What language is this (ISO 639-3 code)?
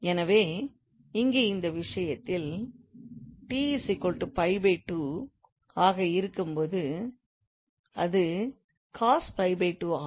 tam